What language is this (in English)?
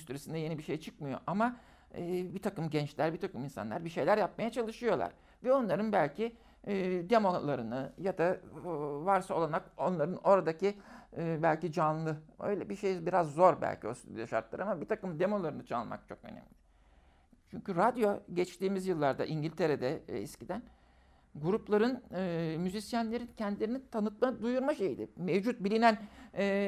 Turkish